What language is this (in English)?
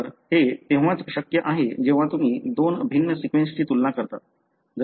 Marathi